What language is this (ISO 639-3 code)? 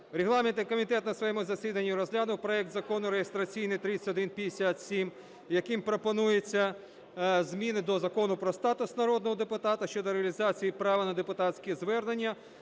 ukr